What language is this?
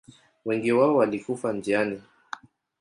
Swahili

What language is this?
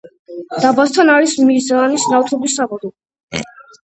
Georgian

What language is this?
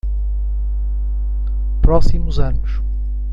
Portuguese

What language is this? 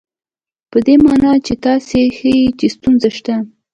Pashto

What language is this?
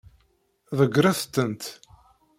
Kabyle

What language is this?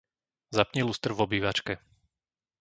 Slovak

